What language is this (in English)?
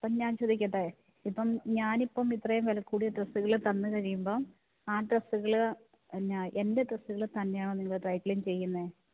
Malayalam